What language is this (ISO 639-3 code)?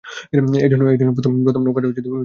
ben